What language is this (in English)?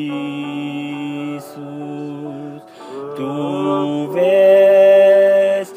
Romanian